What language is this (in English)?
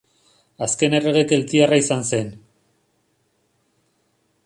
Basque